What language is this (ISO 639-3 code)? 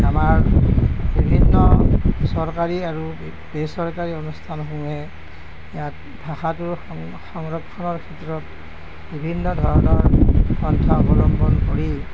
asm